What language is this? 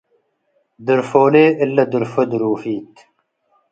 Tigre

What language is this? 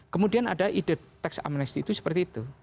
Indonesian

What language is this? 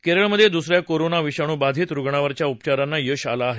Marathi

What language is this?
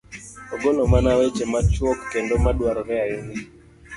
Luo (Kenya and Tanzania)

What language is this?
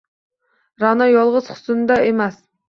Uzbek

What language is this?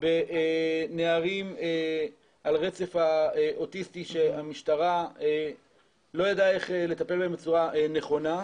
Hebrew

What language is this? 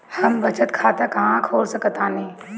Bhojpuri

